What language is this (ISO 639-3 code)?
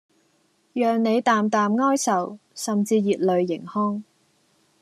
yue